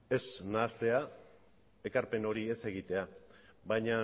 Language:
Basque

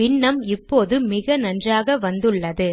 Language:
Tamil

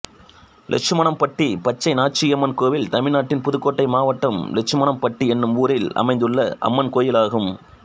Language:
Tamil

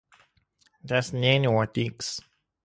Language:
Latvian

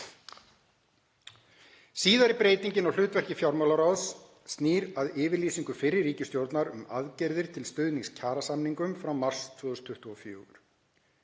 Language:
Icelandic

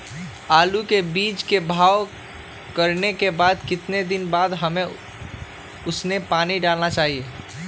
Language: Magahi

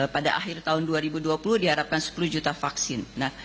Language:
Indonesian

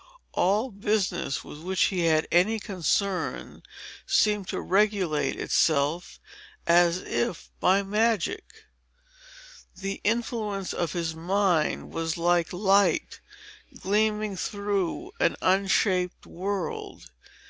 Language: English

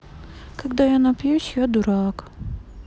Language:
Russian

